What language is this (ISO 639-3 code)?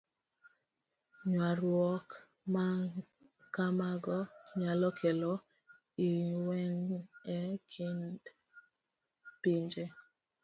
luo